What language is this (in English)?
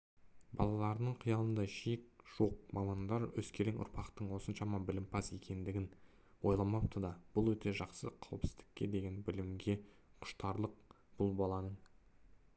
Kazakh